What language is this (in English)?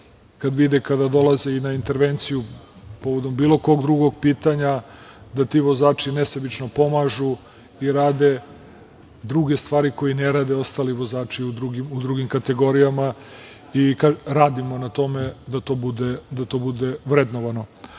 Serbian